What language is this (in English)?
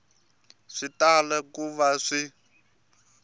Tsonga